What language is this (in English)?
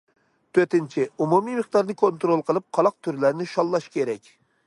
Uyghur